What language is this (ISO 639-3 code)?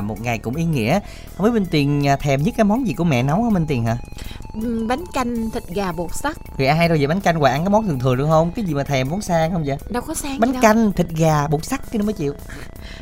vie